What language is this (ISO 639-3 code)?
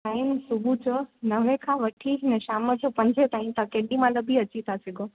snd